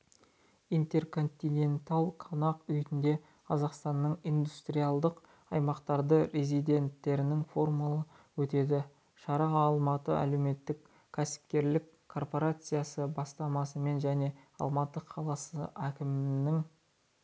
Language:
Kazakh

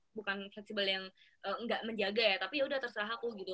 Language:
Indonesian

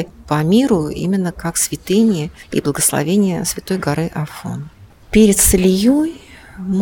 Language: Russian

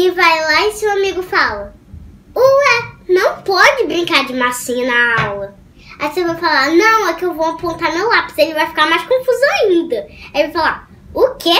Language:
Portuguese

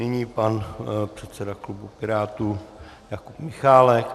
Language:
Czech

